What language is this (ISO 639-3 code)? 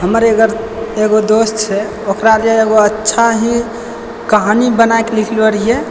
mai